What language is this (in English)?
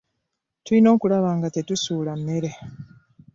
Ganda